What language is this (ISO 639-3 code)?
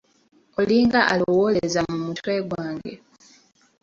lug